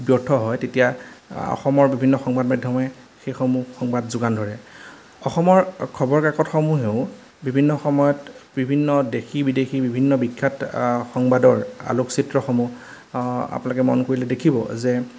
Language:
Assamese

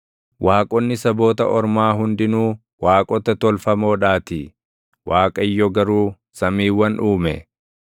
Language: Oromo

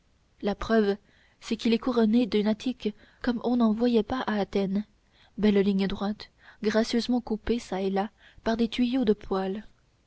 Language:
French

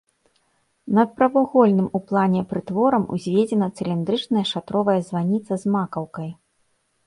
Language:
Belarusian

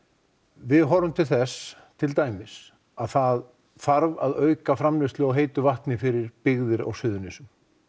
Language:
Icelandic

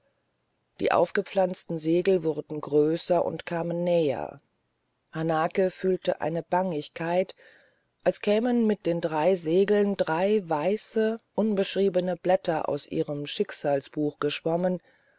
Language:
German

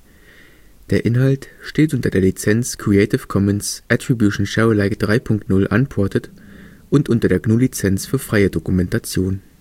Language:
German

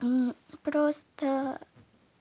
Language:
Russian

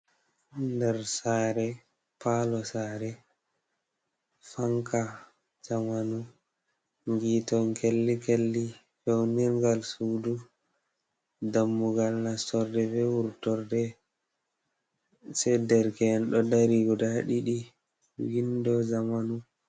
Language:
Fula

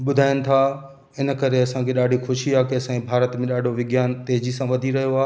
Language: Sindhi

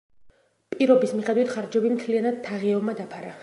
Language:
Georgian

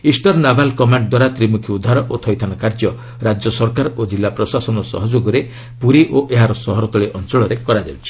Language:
Odia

